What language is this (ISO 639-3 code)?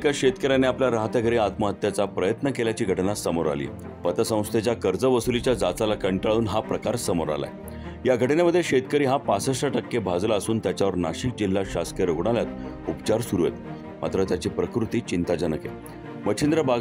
ron